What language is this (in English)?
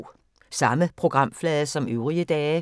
Danish